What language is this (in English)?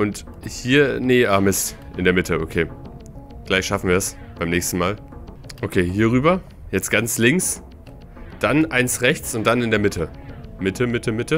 German